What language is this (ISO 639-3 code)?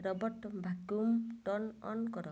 ori